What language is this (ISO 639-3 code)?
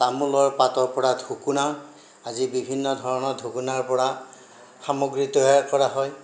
asm